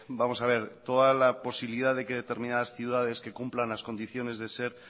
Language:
Spanish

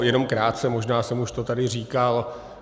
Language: Czech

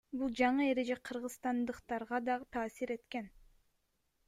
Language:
Kyrgyz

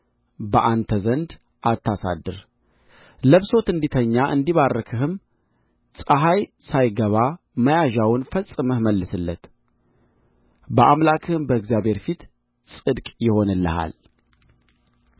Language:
Amharic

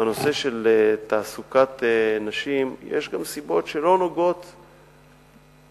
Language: Hebrew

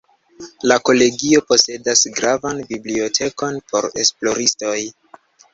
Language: Esperanto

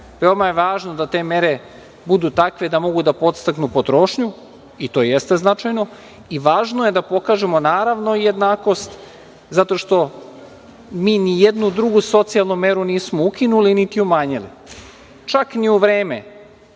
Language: Serbian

